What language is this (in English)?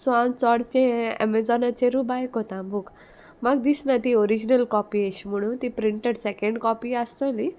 Konkani